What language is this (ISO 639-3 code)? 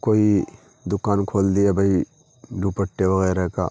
urd